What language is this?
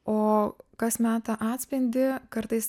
Lithuanian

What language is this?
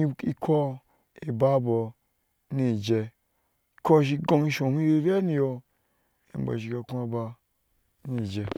Ashe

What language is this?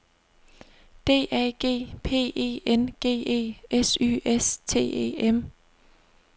Danish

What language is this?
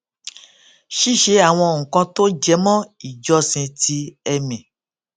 Yoruba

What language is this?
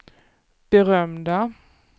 Swedish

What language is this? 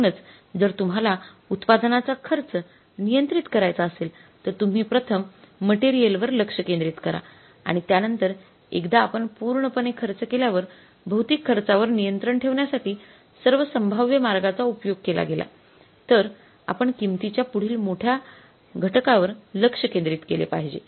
Marathi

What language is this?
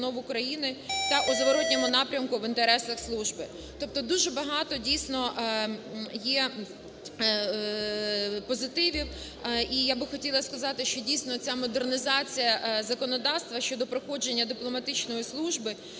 Ukrainian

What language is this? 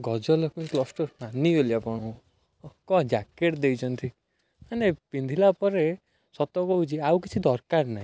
Odia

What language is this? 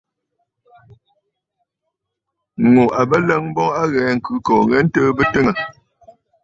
Bafut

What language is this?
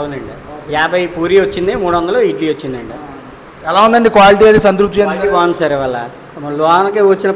Telugu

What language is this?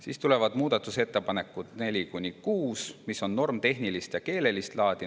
Estonian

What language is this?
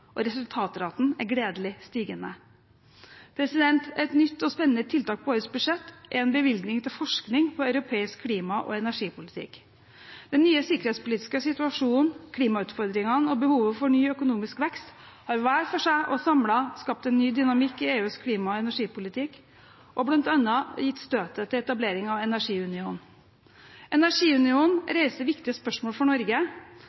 Norwegian Bokmål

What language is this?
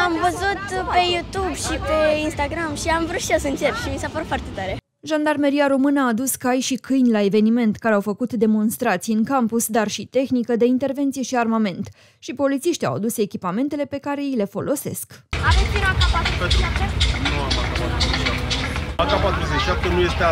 Romanian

